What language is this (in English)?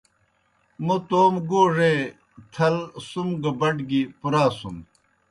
Kohistani Shina